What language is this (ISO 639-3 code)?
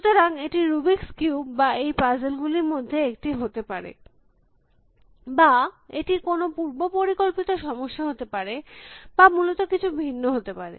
ben